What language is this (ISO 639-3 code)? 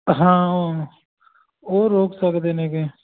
pan